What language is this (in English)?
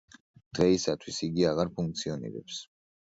Georgian